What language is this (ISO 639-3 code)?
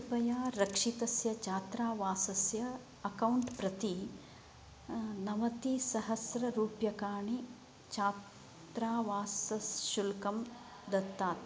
san